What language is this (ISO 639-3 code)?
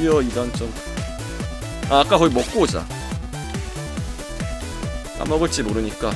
kor